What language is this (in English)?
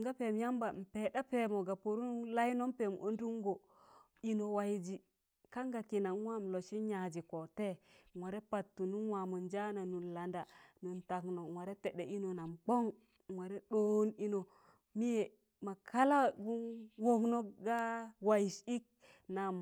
Tangale